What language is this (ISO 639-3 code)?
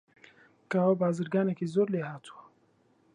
ckb